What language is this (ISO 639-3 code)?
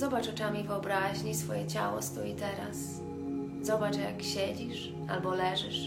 pol